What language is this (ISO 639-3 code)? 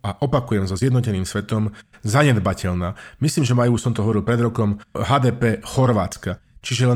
slk